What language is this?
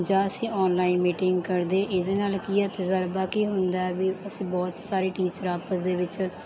Punjabi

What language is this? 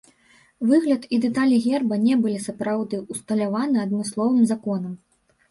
Belarusian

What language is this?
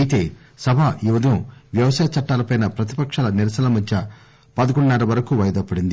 Telugu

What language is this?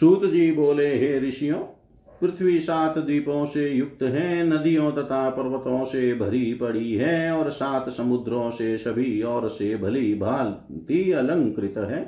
Hindi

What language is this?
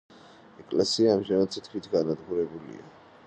Georgian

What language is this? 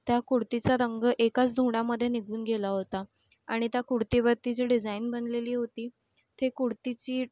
Marathi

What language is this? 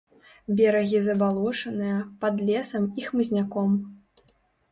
Belarusian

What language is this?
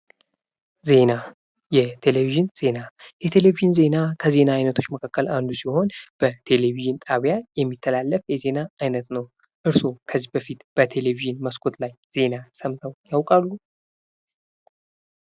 Amharic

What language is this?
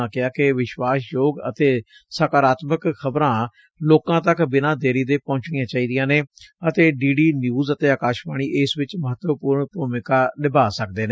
Punjabi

